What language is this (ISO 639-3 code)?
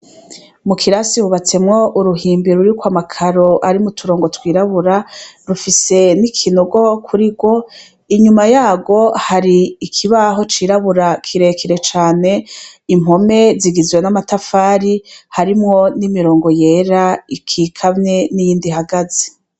run